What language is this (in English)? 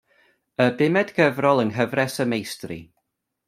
Welsh